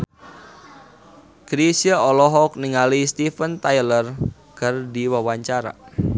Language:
Sundanese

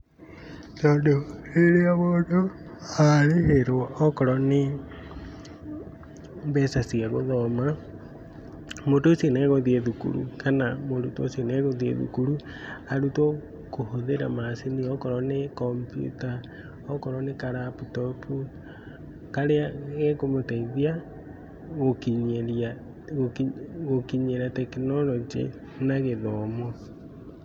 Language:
Kikuyu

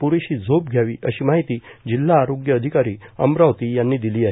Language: Marathi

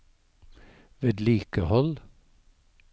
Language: Norwegian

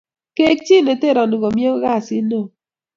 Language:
Kalenjin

